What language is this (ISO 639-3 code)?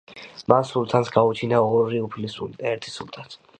kat